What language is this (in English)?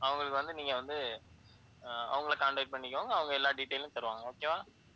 Tamil